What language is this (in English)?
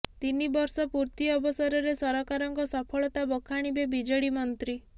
Odia